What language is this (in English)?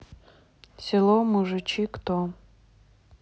Russian